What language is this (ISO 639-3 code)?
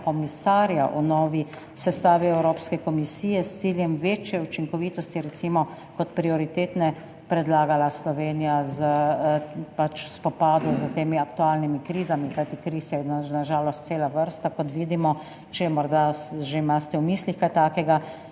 slv